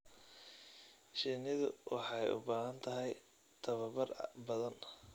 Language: Somali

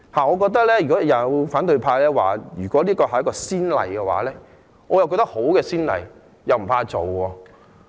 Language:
Cantonese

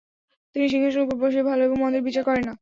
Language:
Bangla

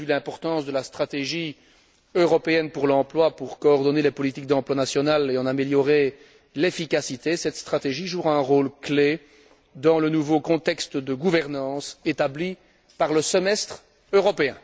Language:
French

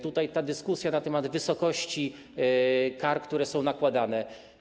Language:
Polish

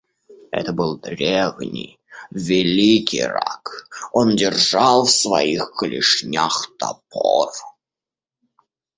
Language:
Russian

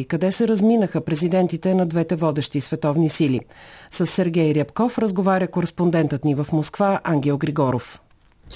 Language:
Bulgarian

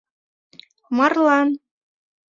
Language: Mari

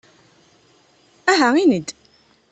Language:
Kabyle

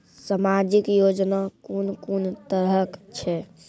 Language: Maithili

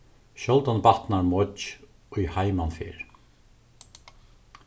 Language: Faroese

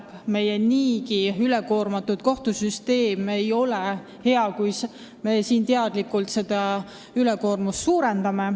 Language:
Estonian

